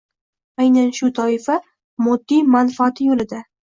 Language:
Uzbek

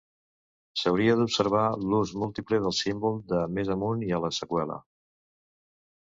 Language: Catalan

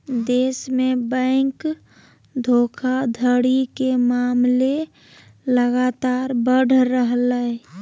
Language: Magahi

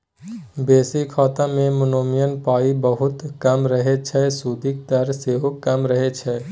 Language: Maithili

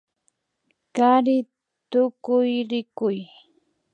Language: Imbabura Highland Quichua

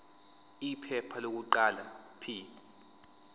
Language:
Zulu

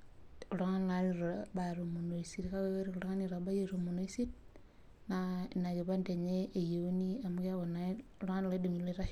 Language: Masai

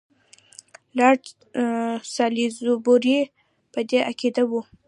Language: Pashto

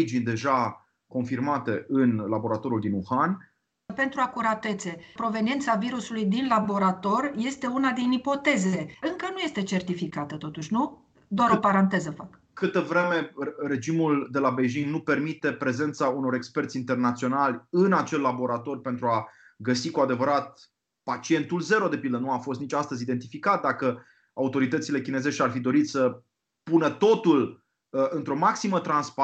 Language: Romanian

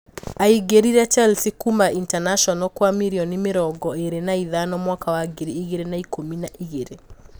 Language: Kikuyu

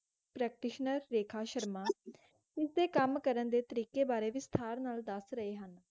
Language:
Punjabi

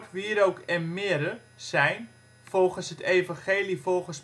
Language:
Dutch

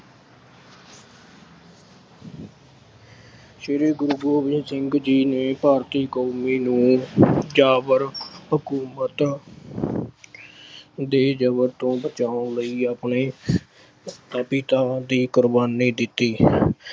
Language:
Punjabi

